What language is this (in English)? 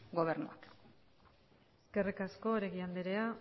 Basque